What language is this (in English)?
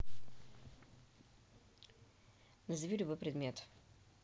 Russian